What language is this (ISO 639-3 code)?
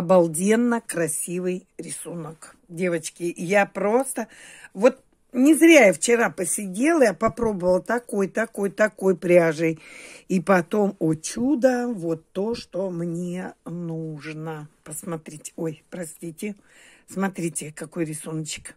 rus